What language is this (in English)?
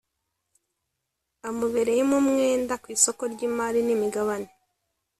Kinyarwanda